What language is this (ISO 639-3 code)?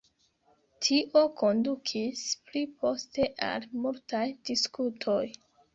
epo